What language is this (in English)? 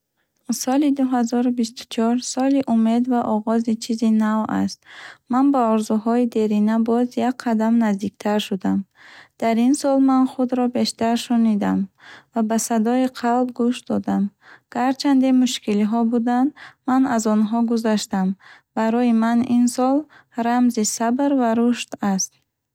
Bukharic